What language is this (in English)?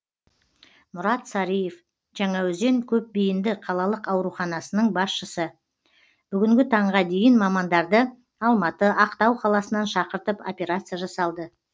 Kazakh